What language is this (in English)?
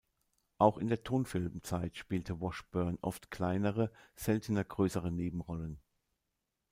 German